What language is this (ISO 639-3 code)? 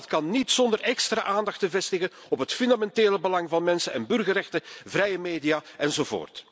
nld